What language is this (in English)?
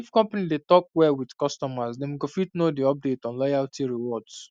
Nigerian Pidgin